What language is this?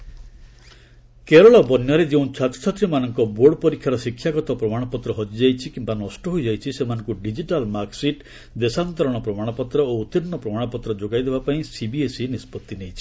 Odia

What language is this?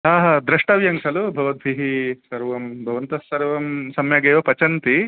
Sanskrit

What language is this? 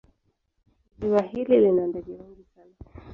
Swahili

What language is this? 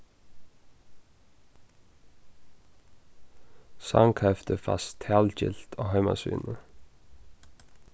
Faroese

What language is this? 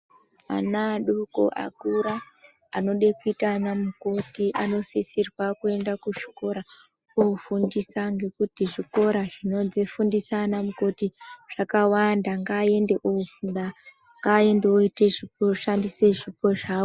Ndau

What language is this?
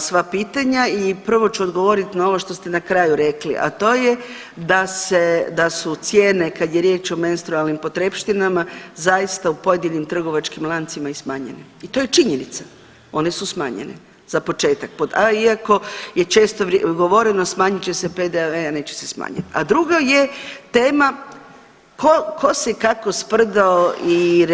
Croatian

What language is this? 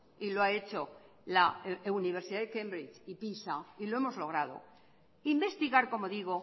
Spanish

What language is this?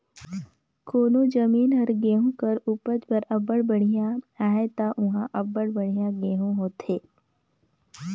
Chhattisgarhi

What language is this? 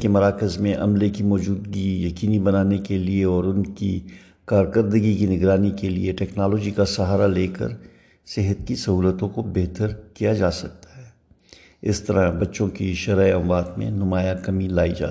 Urdu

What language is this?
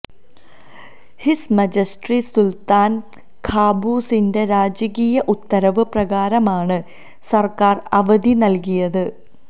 Malayalam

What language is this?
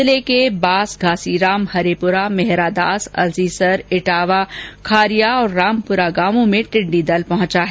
Hindi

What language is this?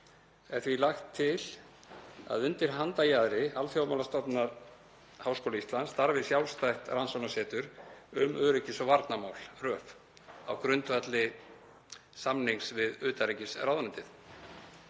Icelandic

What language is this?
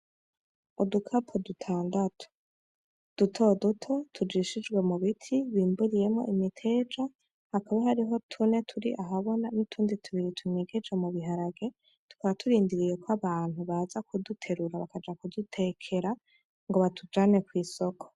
Rundi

